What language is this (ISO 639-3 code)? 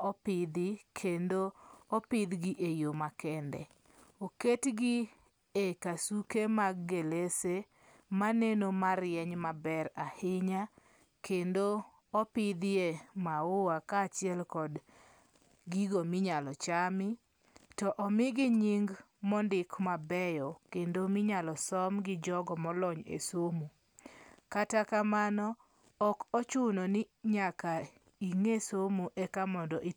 luo